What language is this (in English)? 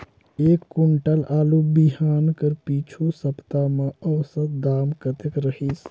Chhattisgarhi